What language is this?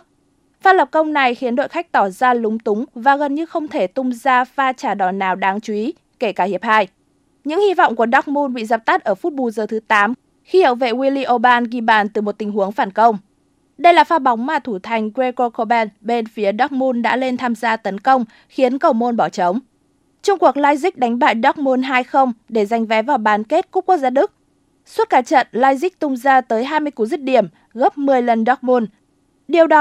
Vietnamese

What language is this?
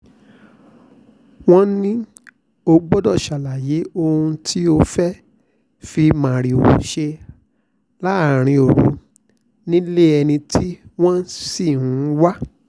Yoruba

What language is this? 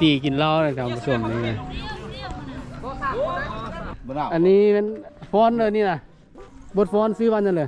Thai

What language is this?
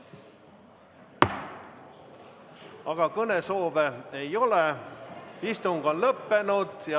Estonian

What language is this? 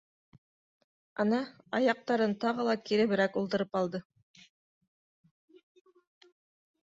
Bashkir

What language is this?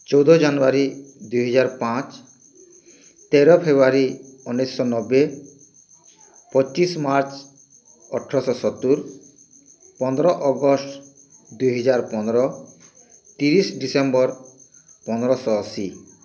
Odia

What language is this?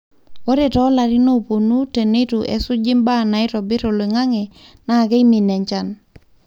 Masai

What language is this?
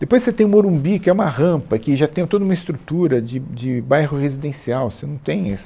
Portuguese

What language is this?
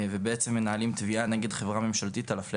Hebrew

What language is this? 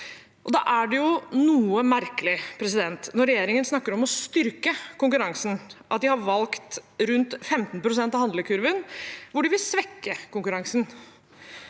Norwegian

